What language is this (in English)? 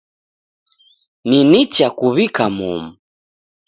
Taita